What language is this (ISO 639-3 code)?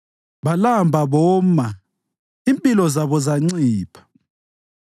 nde